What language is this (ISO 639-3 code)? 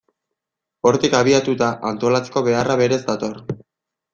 eus